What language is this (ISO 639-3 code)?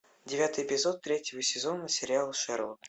rus